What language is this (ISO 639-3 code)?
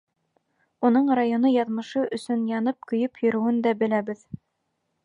bak